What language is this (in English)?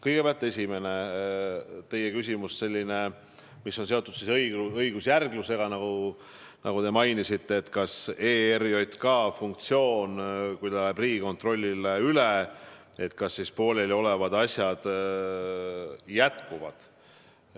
Estonian